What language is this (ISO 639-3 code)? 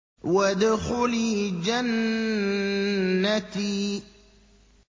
ara